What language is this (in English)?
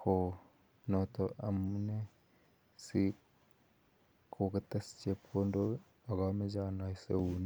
Kalenjin